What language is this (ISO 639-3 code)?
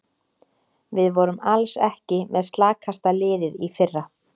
isl